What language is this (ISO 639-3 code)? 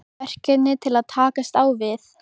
isl